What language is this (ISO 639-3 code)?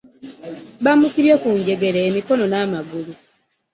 lug